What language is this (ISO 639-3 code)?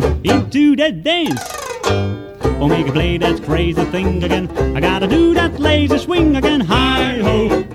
hun